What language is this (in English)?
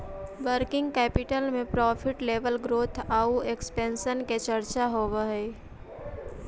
Magahi